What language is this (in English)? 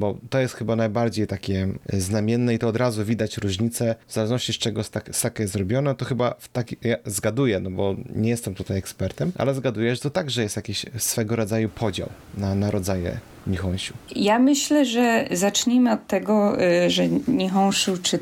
Polish